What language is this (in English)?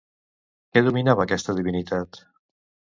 Catalan